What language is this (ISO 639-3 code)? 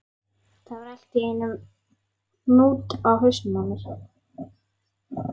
isl